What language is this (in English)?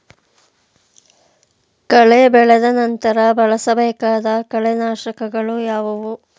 Kannada